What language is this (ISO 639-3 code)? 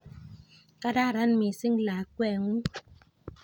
kln